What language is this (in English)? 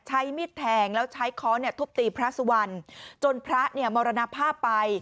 Thai